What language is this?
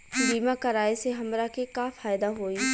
Bhojpuri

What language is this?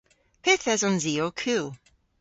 Cornish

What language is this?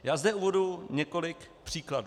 Czech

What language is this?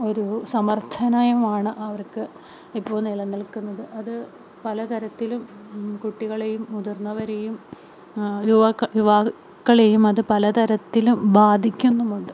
Malayalam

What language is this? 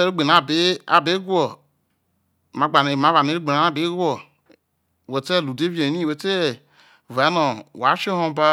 Isoko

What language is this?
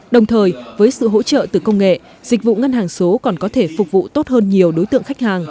Vietnamese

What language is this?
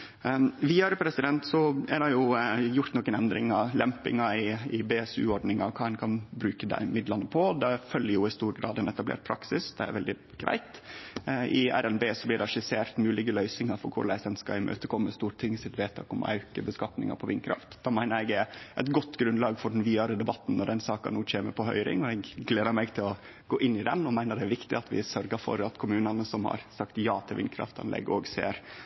Norwegian Nynorsk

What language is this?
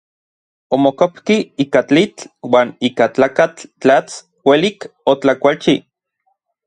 Orizaba Nahuatl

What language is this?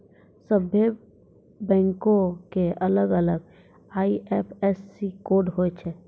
Maithili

